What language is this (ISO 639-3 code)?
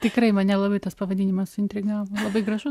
lit